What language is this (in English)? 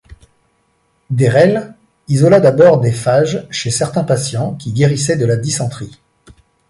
French